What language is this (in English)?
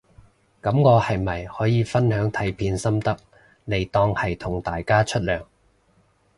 Cantonese